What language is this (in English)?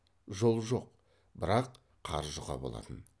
Kazakh